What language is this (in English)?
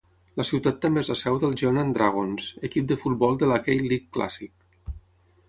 Catalan